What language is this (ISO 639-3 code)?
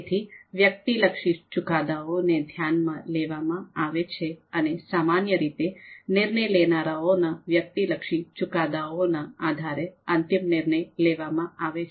guj